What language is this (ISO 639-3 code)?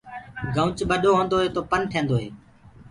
ggg